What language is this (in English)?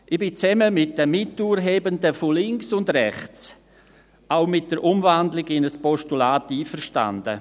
Swiss German